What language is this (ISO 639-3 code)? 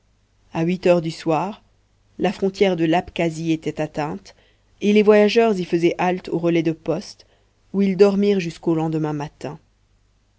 fra